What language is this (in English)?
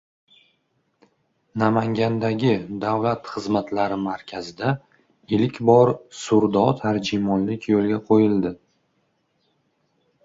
Uzbek